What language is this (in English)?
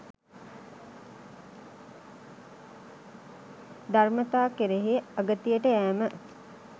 Sinhala